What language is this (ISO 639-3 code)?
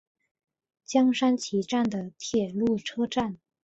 zho